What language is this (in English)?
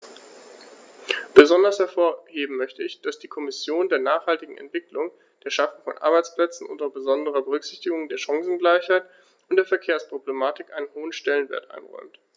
German